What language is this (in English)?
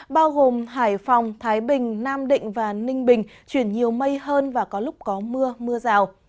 Vietnamese